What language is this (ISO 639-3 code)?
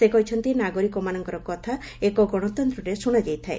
ori